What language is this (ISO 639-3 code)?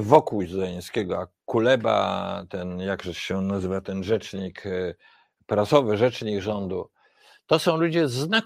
pol